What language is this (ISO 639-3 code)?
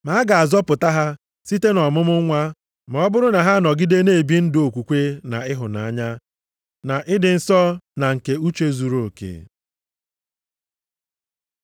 ibo